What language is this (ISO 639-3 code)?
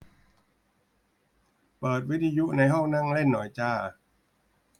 tha